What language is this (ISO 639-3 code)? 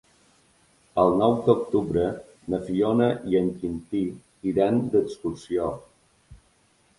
cat